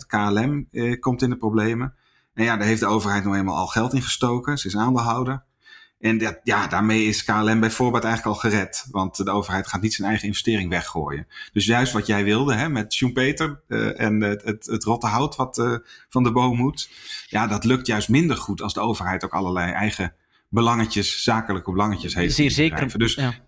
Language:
Dutch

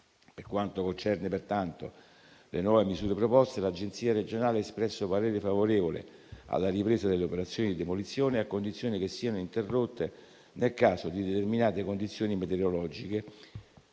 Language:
Italian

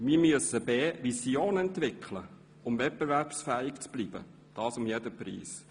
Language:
Swiss German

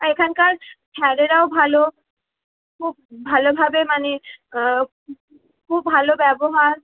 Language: Bangla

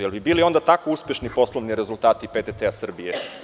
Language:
Serbian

